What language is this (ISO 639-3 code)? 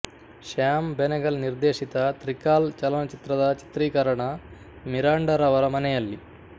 kan